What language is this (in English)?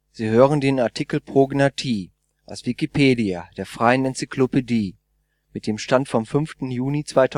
German